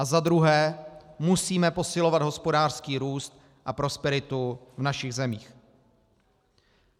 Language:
Czech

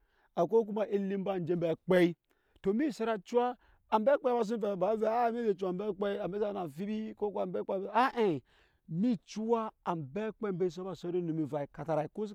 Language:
Nyankpa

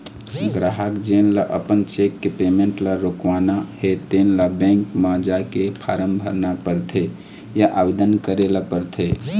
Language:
Chhattisgarhi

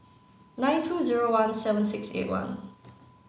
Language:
English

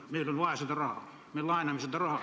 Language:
Estonian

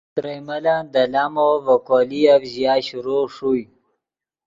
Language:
Yidgha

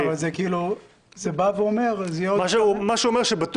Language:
Hebrew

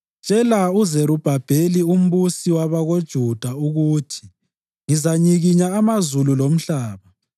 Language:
North Ndebele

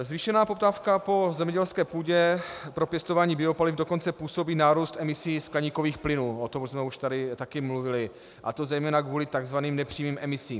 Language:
Czech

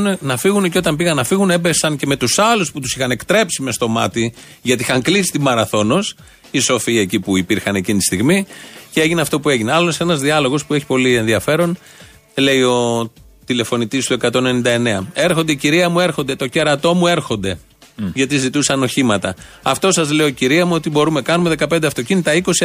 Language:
Greek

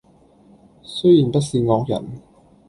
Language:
Cantonese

